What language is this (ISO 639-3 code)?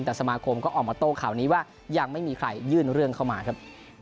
tha